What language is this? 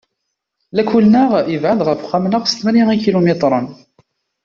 Kabyle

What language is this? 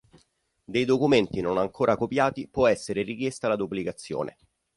Italian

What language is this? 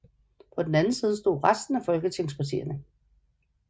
Danish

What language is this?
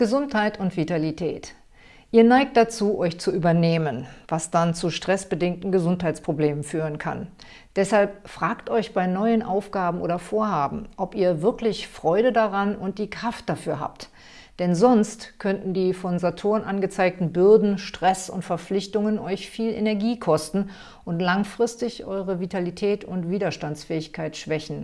German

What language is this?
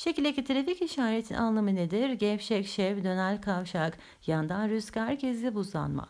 Turkish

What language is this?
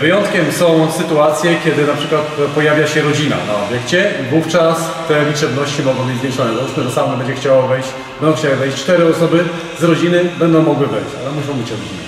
Polish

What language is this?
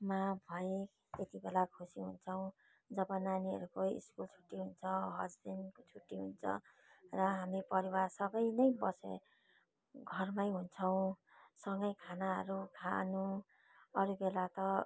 Nepali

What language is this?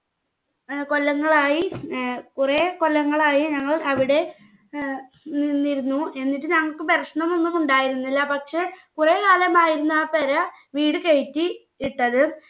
Malayalam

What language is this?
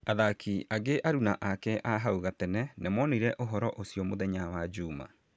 Kikuyu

